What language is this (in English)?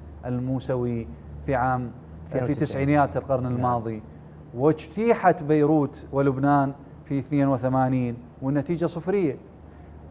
Arabic